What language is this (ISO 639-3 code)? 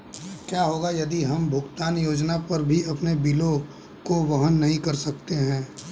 hin